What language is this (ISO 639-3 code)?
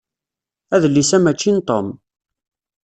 kab